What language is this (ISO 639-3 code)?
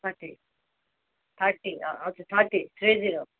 nep